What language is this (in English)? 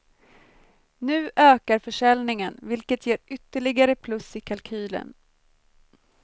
Swedish